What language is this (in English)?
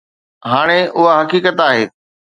Sindhi